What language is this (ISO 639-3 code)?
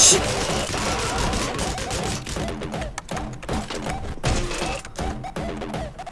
kor